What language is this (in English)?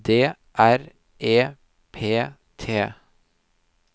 Norwegian